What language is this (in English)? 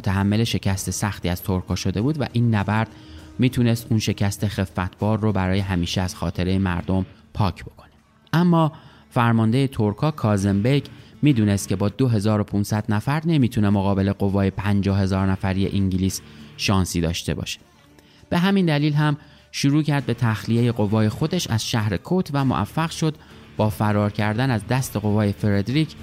Persian